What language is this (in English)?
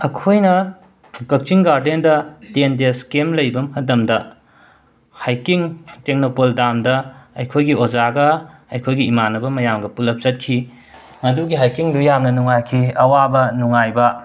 Manipuri